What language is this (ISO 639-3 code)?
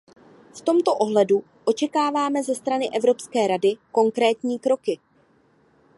ces